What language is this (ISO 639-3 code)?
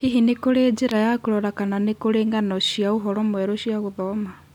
kik